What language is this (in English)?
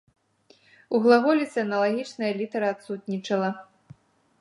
Belarusian